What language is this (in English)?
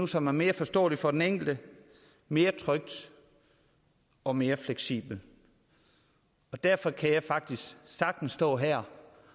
Danish